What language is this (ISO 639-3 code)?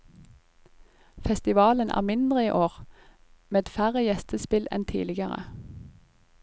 nor